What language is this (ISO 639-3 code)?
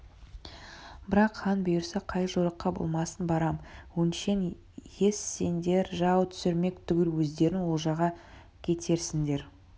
kaz